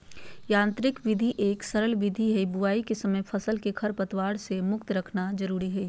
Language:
Magahi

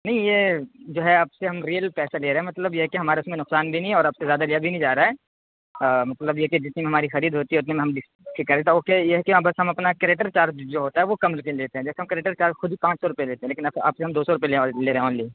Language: Urdu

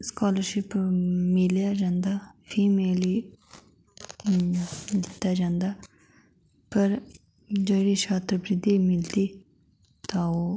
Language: Dogri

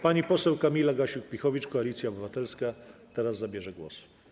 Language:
Polish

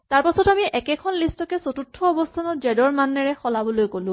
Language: Assamese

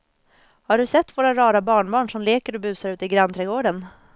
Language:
Swedish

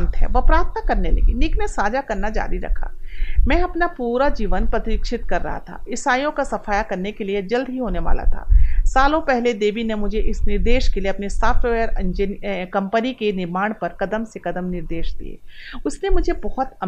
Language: Hindi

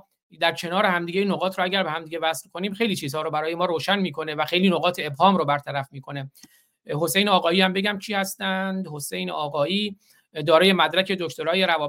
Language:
Persian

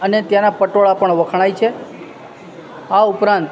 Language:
Gujarati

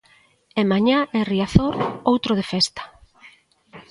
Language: Galician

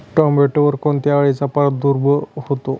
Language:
Marathi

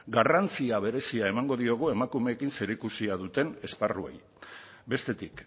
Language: Basque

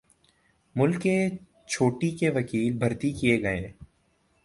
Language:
Urdu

